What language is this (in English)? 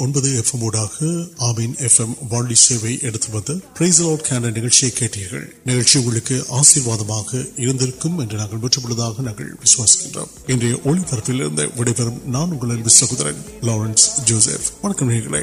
Urdu